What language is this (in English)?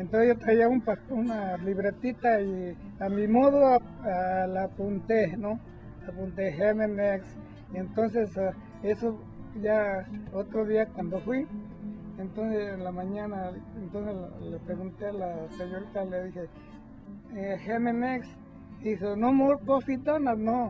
Spanish